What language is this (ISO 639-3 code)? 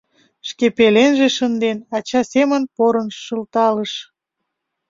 chm